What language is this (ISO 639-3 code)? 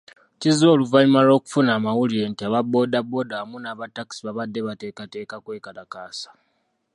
lug